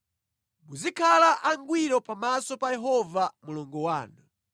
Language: Nyanja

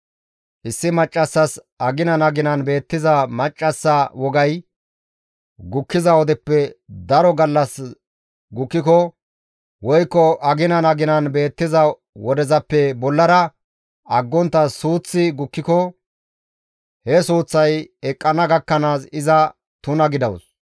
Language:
Gamo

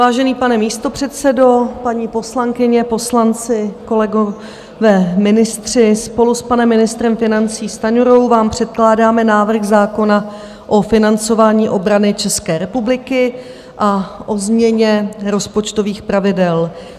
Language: Czech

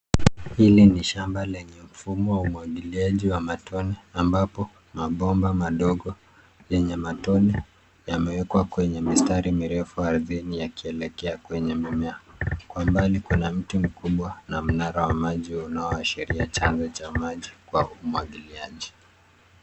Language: Swahili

